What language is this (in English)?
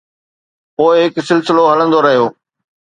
Sindhi